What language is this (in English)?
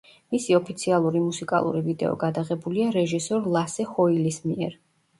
Georgian